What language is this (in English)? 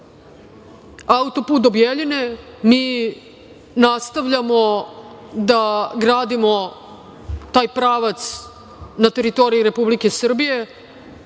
Serbian